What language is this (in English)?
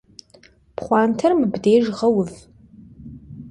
Kabardian